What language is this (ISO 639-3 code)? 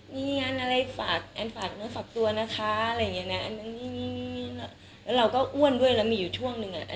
tha